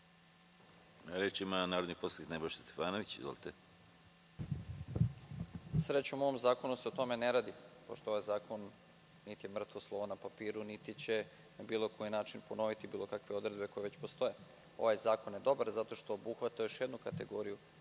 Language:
Serbian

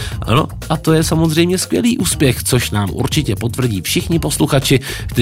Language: Czech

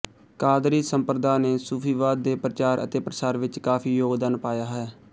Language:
Punjabi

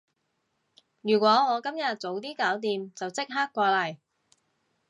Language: Cantonese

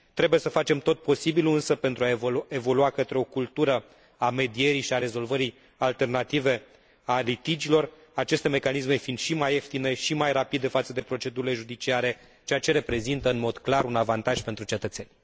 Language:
Romanian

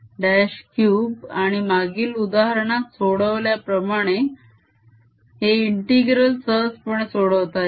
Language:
Marathi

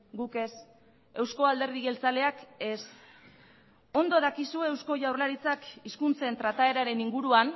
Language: Basque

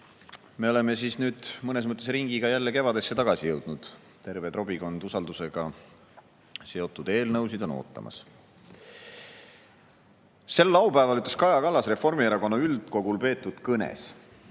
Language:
Estonian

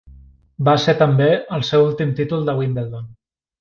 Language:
Catalan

